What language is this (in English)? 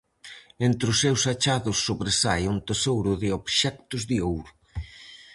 Galician